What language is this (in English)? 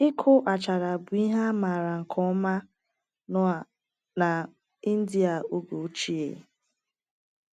Igbo